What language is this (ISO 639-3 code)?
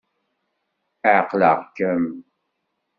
kab